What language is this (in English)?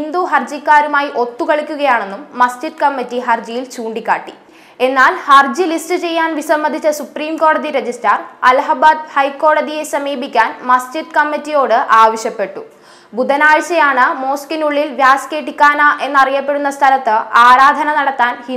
Hindi